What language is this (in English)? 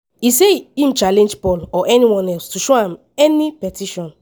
Nigerian Pidgin